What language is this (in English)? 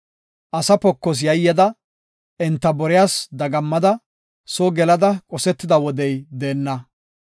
Gofa